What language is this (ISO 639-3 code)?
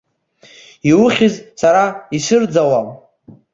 abk